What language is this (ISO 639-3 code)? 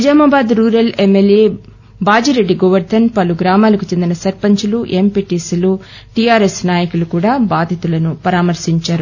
tel